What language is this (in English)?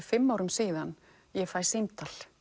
Icelandic